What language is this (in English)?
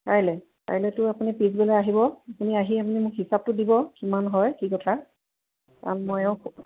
Assamese